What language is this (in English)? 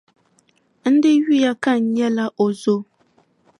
Dagbani